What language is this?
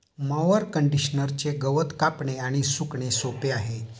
Marathi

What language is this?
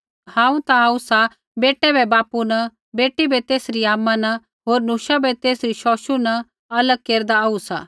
Kullu Pahari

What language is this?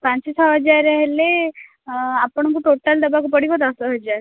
Odia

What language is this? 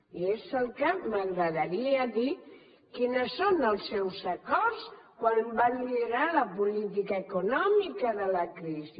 Catalan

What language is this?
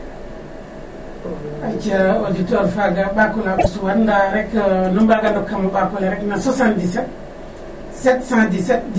Serer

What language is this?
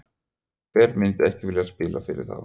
Icelandic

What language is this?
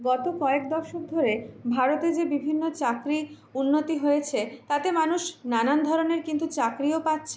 Bangla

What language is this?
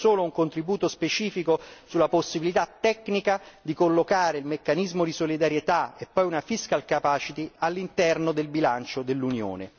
Italian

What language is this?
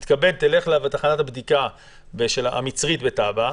Hebrew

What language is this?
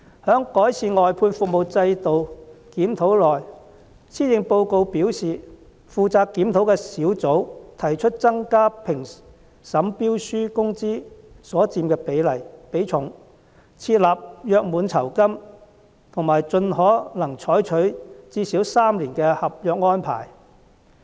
Cantonese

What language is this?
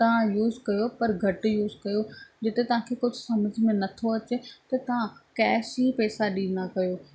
Sindhi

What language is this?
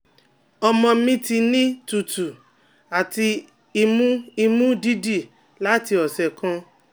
Yoruba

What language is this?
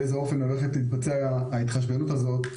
Hebrew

